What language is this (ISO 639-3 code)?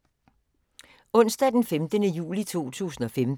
dan